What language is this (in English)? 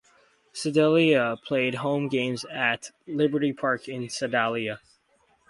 English